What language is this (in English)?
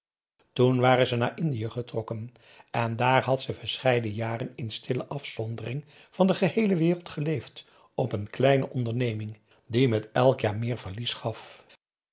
Dutch